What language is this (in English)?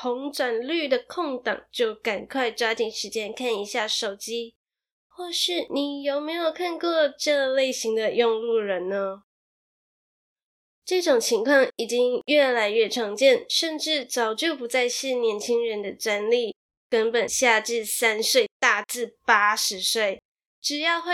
Chinese